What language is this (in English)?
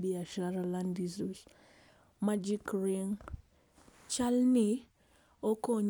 Luo (Kenya and Tanzania)